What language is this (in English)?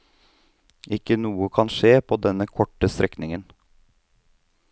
Norwegian